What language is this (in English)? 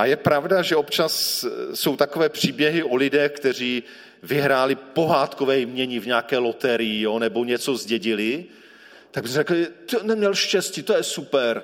Czech